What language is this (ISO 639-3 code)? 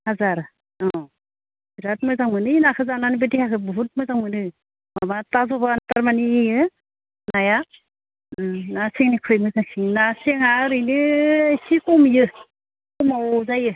brx